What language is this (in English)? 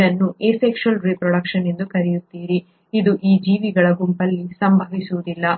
Kannada